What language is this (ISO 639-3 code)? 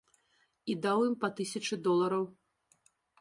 bel